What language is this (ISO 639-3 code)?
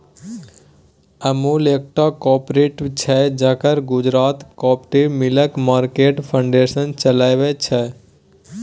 mai